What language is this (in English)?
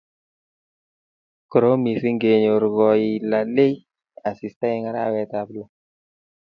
Kalenjin